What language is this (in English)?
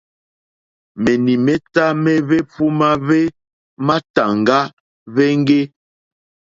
Mokpwe